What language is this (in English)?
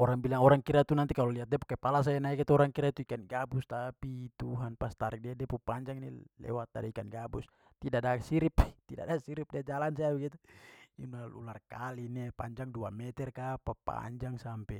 Papuan Malay